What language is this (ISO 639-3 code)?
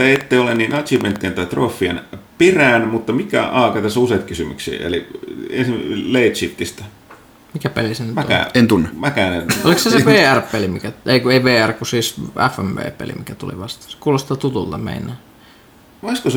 fin